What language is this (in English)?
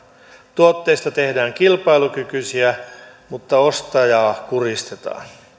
Finnish